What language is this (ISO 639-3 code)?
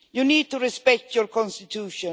eng